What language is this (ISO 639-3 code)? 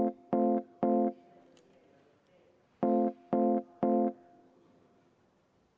est